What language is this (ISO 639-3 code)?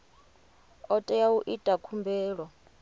ven